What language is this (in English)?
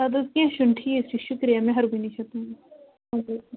Kashmiri